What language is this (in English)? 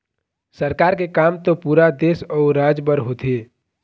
Chhattisgarhi